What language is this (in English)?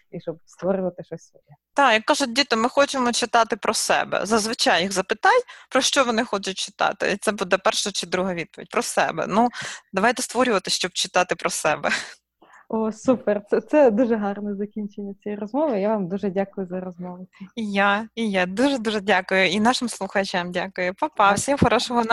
Ukrainian